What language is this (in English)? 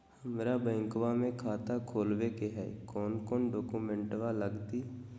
Magahi